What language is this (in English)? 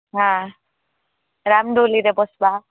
Odia